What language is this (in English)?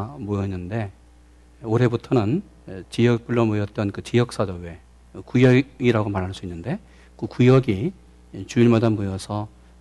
Korean